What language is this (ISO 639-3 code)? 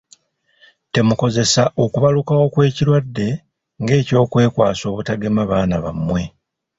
lug